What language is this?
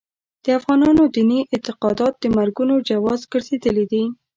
Pashto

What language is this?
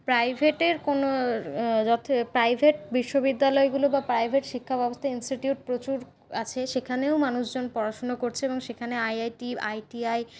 Bangla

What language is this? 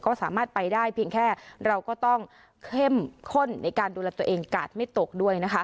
Thai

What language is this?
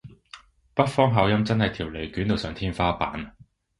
Cantonese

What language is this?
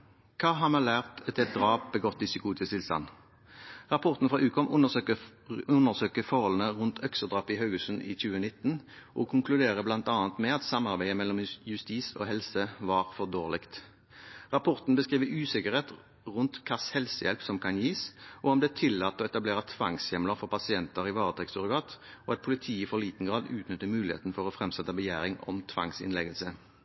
Norwegian Bokmål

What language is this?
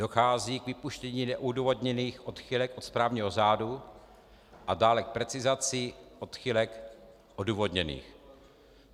Czech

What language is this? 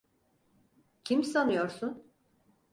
Turkish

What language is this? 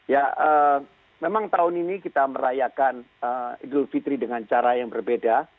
Indonesian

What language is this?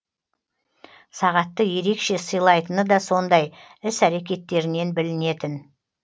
Kazakh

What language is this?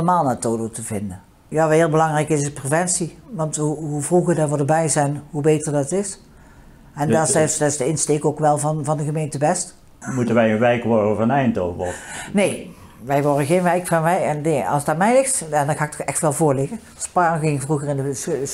Dutch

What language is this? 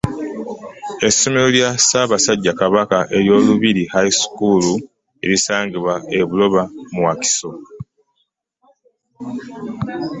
Ganda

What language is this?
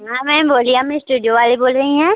Hindi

